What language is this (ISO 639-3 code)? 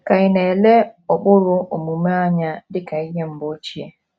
ibo